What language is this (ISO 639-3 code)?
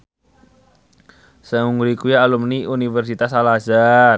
jav